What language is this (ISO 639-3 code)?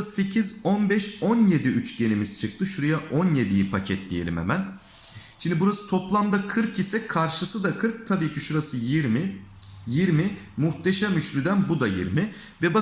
tur